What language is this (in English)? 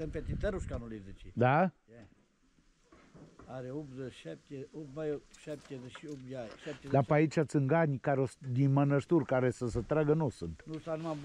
Romanian